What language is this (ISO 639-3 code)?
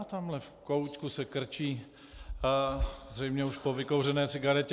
ces